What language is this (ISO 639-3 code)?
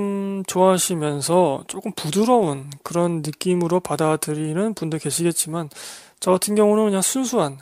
kor